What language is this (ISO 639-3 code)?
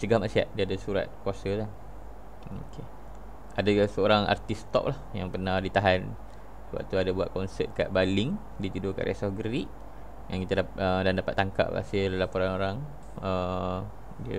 msa